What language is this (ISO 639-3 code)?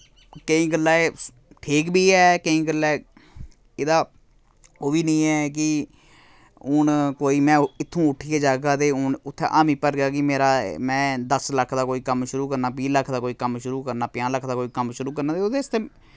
doi